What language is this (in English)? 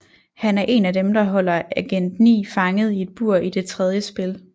Danish